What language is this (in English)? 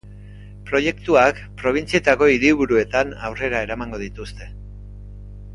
Basque